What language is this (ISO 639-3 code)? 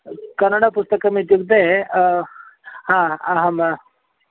san